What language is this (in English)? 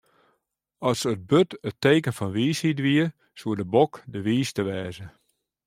Western Frisian